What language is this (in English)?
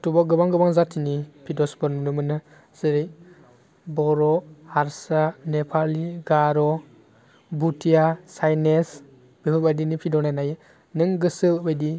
Bodo